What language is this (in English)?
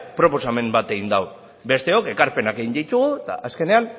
Basque